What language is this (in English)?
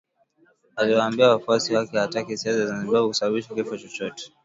Swahili